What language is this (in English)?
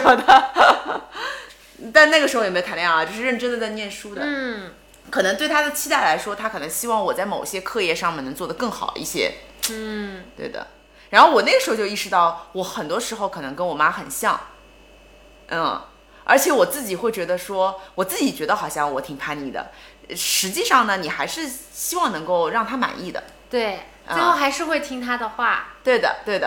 Chinese